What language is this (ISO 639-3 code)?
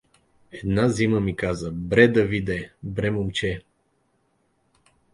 bul